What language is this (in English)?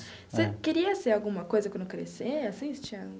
Portuguese